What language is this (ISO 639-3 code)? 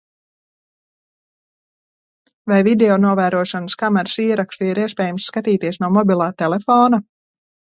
lav